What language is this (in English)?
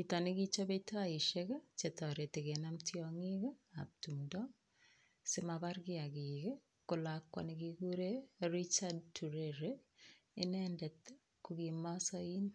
Kalenjin